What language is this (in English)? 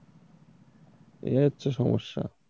Bangla